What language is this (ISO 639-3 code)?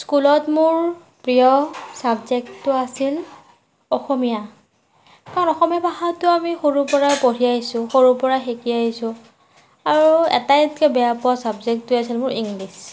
asm